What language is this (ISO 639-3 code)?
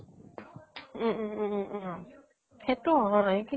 asm